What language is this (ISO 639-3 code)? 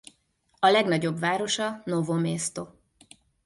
hun